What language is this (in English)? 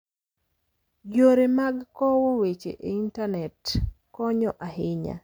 Luo (Kenya and Tanzania)